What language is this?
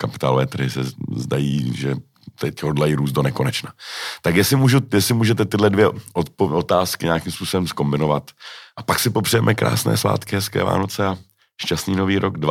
Czech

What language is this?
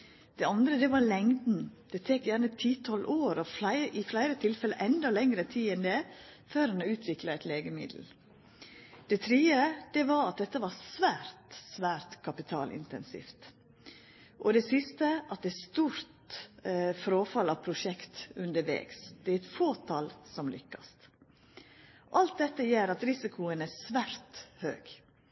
Norwegian Nynorsk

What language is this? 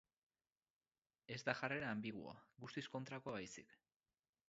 Basque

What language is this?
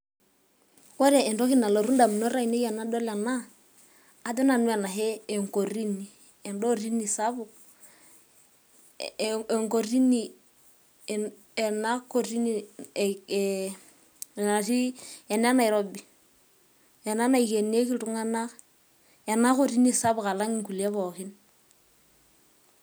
Masai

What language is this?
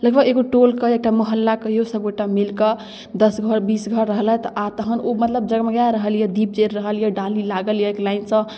Maithili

